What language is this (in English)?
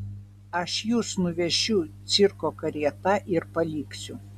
Lithuanian